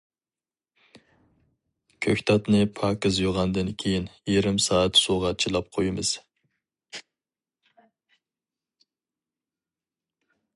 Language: Uyghur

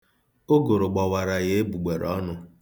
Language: Igbo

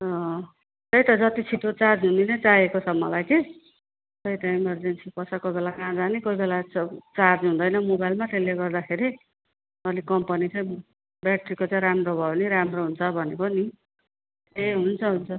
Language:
Nepali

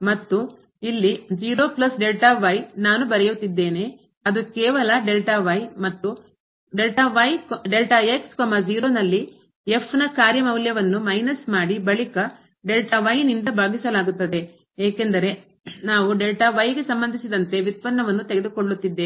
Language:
Kannada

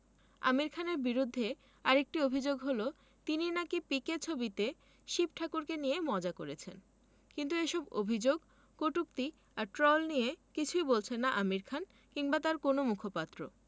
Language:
Bangla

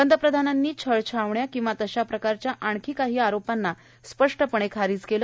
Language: Marathi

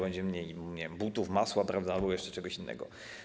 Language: Polish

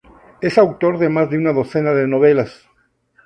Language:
Spanish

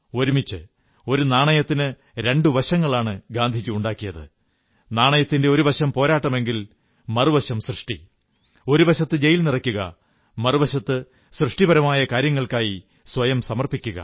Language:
Malayalam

